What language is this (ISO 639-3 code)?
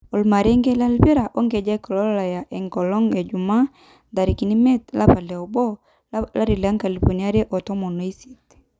mas